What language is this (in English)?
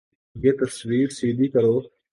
Urdu